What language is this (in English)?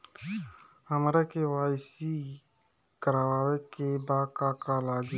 Bhojpuri